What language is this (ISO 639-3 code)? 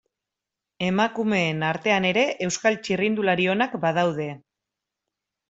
eus